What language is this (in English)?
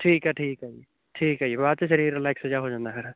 Punjabi